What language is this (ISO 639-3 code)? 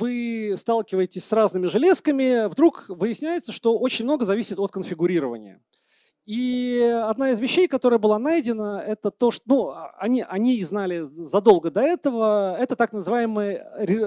rus